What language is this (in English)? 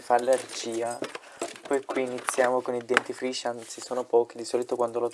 Italian